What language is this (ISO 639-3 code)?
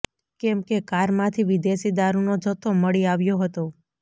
guj